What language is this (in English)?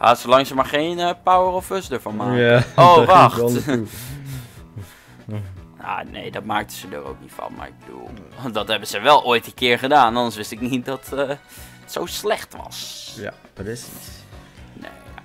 Dutch